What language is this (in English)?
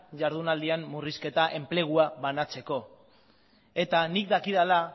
Basque